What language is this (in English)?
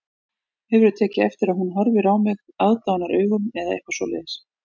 Icelandic